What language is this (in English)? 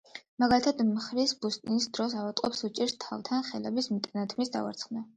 Georgian